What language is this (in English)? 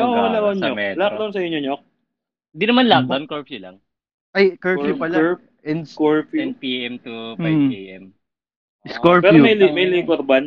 Filipino